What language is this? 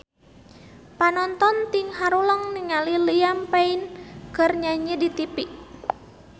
Sundanese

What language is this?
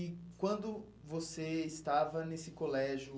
Portuguese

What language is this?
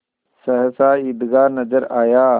Hindi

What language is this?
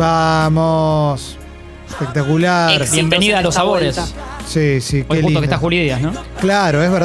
Spanish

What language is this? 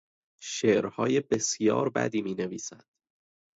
Persian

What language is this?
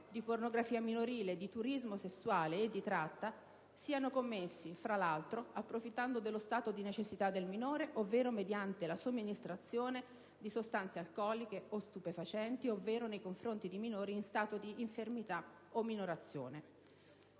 Italian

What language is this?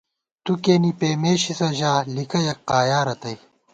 Gawar-Bati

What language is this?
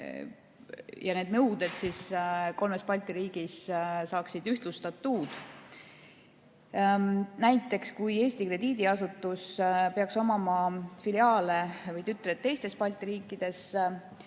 Estonian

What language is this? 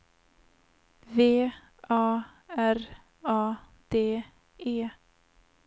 Swedish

